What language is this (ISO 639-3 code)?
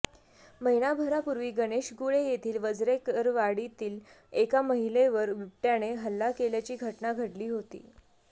mar